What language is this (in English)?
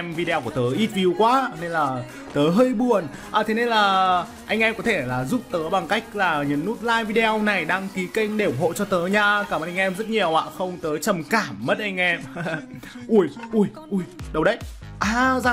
Vietnamese